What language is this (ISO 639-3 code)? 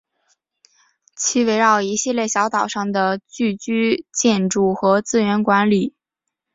zho